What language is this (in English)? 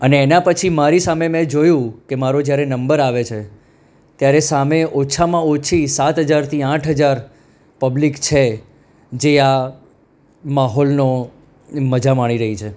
Gujarati